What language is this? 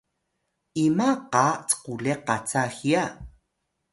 Atayal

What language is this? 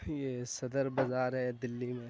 Urdu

